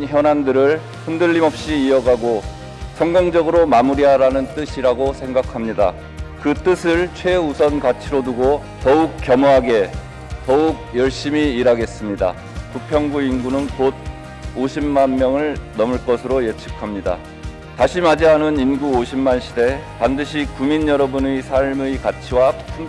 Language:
Korean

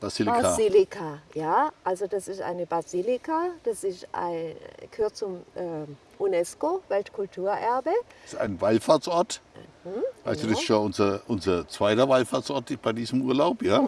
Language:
German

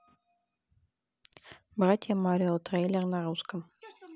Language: Russian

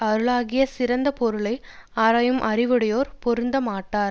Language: Tamil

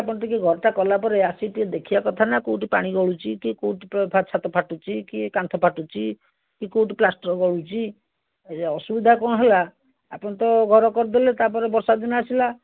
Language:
Odia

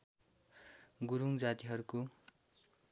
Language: Nepali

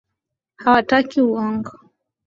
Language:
Swahili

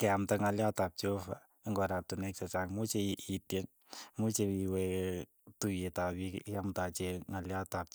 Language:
Keiyo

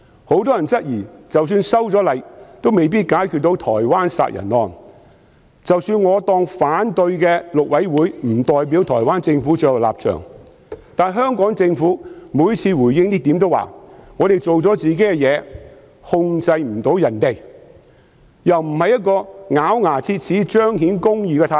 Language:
Cantonese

